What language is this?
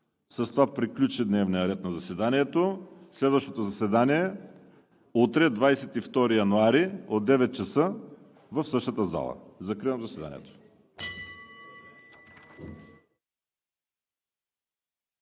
Bulgarian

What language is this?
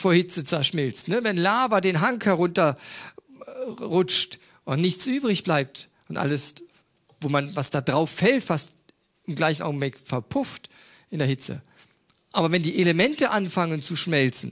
German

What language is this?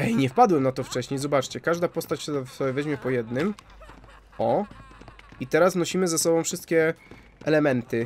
Polish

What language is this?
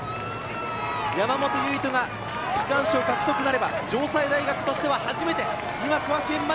Japanese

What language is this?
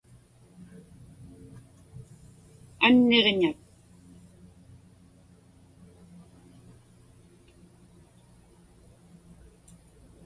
Inupiaq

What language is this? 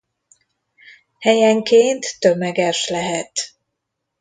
Hungarian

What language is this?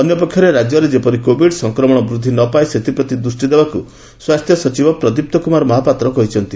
Odia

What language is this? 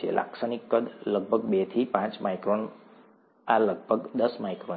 Gujarati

